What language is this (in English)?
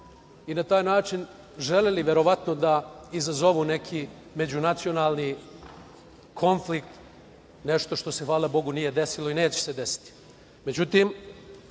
Serbian